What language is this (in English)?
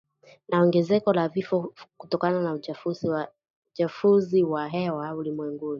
Swahili